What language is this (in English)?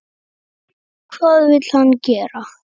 Icelandic